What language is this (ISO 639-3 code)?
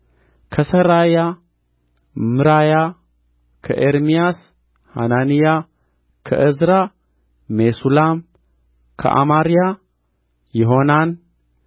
amh